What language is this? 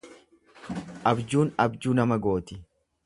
Oromo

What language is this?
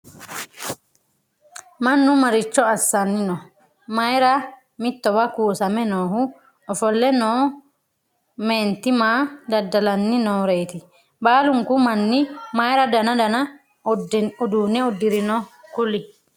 Sidamo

